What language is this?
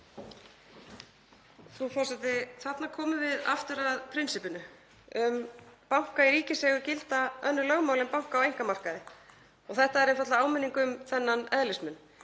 Icelandic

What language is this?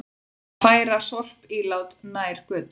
Icelandic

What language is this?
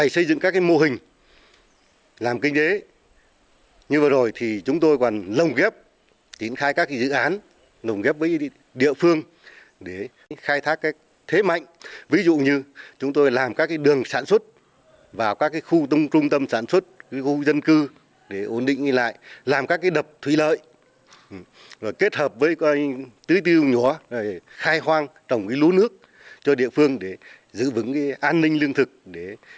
Vietnamese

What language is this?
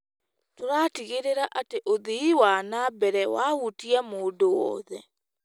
Kikuyu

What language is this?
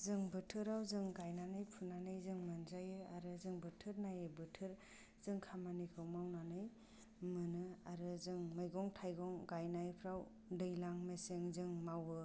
Bodo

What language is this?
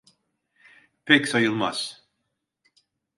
Turkish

